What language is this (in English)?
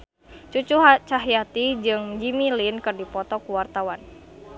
Sundanese